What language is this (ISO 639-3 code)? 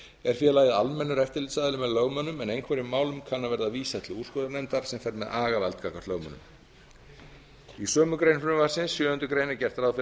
isl